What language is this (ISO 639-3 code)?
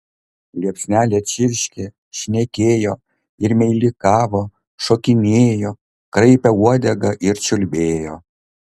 lit